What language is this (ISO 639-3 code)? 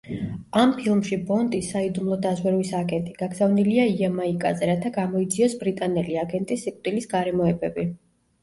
kat